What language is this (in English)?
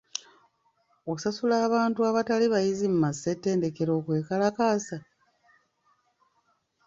Ganda